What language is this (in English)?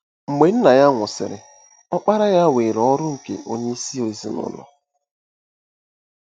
Igbo